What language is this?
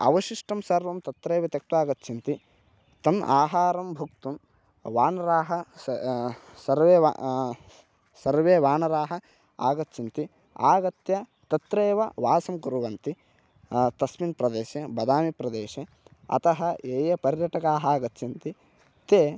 Sanskrit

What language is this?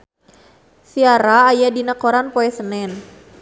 Sundanese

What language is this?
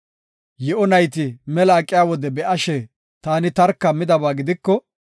Gofa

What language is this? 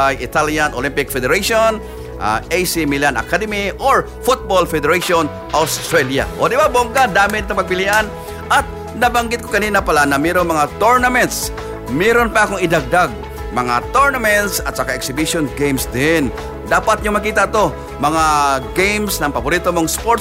Filipino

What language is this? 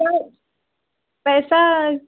Urdu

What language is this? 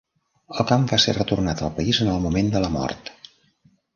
Catalan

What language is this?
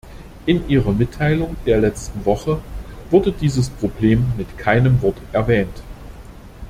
German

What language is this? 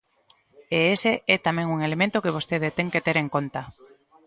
Galician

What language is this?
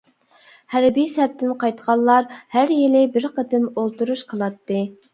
Uyghur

